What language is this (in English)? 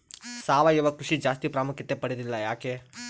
Kannada